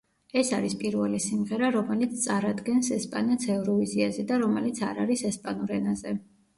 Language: Georgian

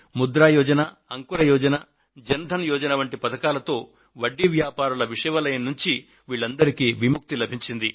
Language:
Telugu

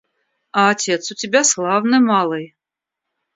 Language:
Russian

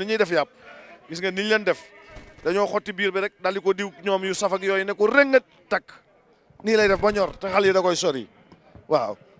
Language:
Indonesian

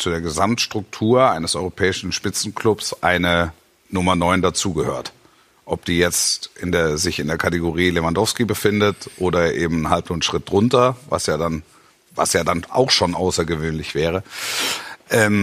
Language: German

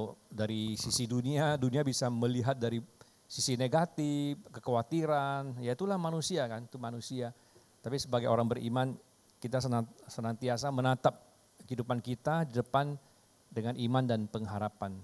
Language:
Indonesian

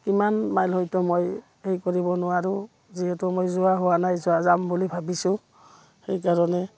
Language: Assamese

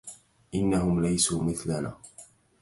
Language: Arabic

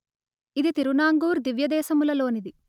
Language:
Telugu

